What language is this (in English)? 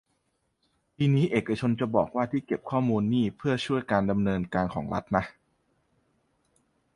Thai